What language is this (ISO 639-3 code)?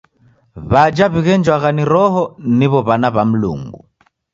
dav